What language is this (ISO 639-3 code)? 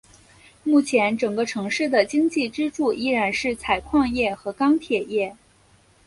zho